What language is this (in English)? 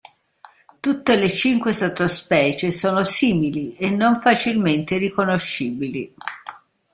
Italian